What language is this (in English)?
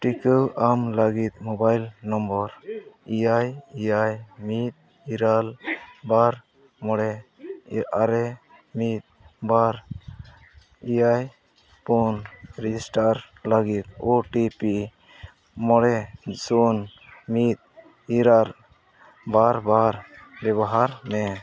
Santali